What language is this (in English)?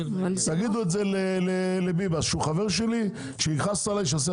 Hebrew